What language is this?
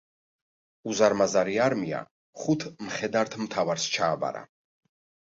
Georgian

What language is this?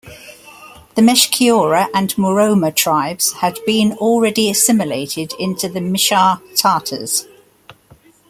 English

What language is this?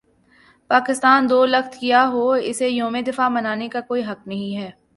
Urdu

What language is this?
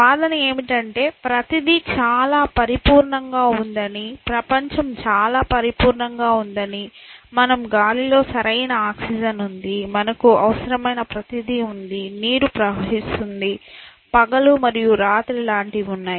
Telugu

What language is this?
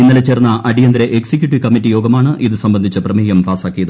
Malayalam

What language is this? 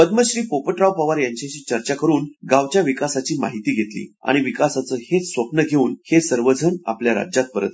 Marathi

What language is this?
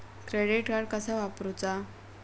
Marathi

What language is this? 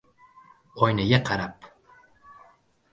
Uzbek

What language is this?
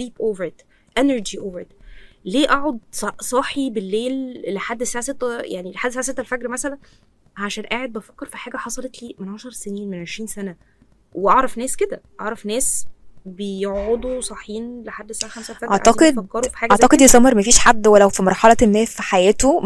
Arabic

